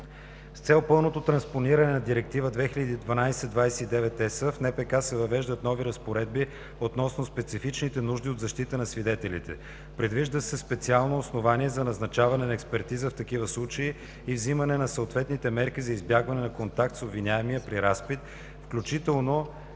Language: Bulgarian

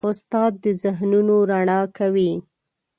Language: Pashto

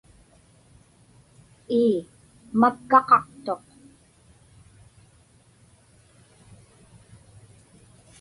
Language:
Inupiaq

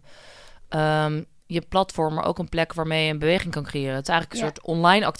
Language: Dutch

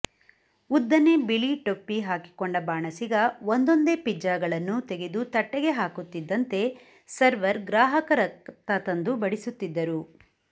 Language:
Kannada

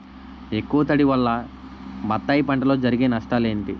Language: Telugu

